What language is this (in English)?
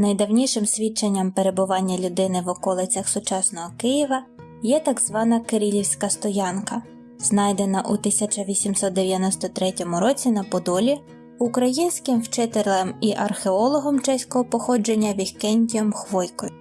Ukrainian